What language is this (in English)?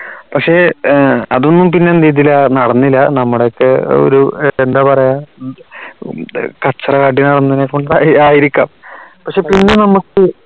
Malayalam